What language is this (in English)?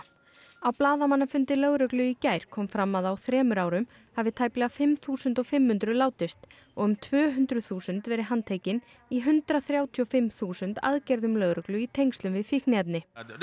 Icelandic